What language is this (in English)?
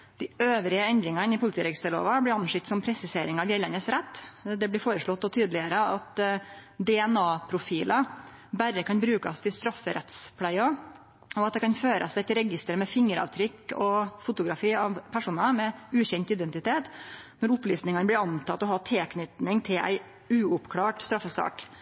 Norwegian Nynorsk